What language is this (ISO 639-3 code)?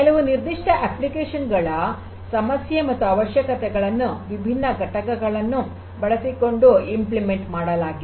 kan